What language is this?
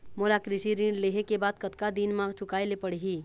Chhattisgarhi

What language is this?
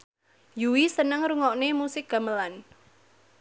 Javanese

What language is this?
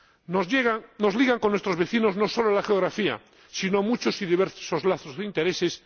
Spanish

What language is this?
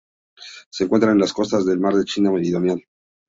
Spanish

